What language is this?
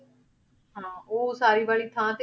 Punjabi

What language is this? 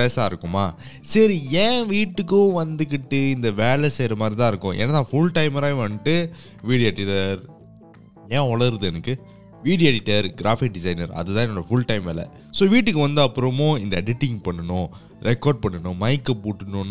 Tamil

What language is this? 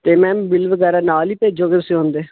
Punjabi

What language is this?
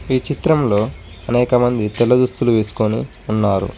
Telugu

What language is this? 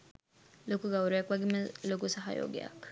Sinhala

